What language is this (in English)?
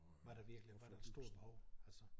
Danish